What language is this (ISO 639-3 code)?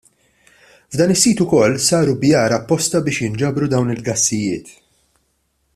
mlt